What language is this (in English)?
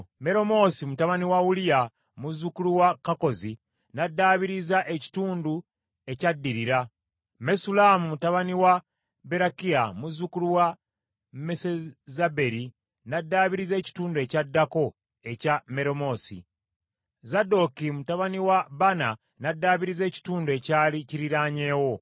Ganda